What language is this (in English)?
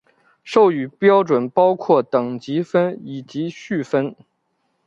Chinese